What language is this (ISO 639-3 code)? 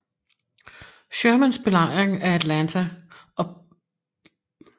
dan